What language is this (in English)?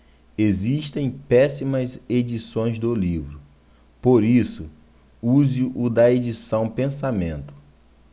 Portuguese